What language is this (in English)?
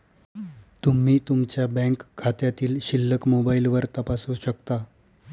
Marathi